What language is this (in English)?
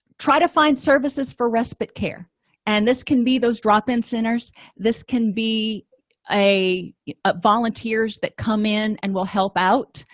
English